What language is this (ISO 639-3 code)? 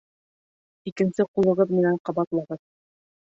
bak